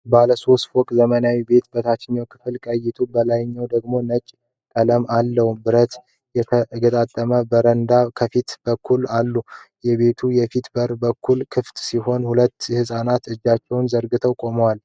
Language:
Amharic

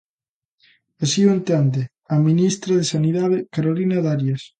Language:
Galician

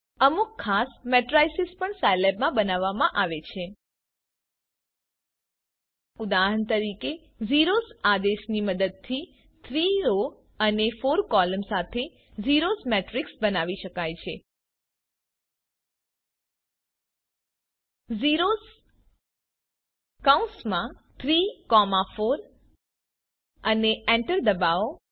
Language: Gujarati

